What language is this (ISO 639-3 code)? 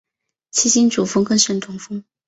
zho